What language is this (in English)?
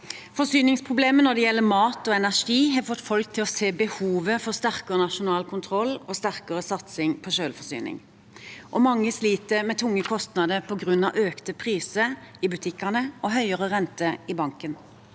Norwegian